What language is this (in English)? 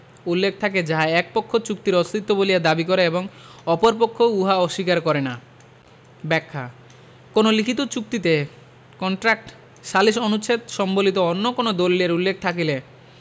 Bangla